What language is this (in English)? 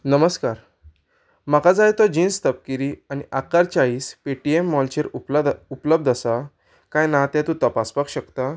Konkani